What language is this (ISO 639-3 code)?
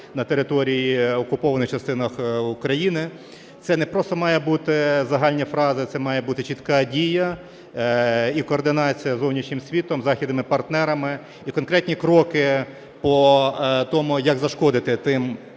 ukr